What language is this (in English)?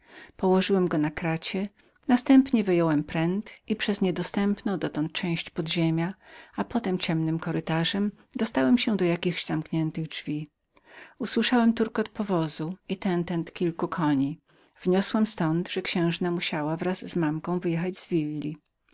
Polish